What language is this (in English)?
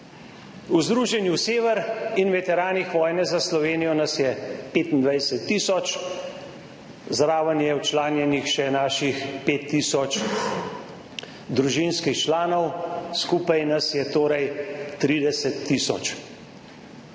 Slovenian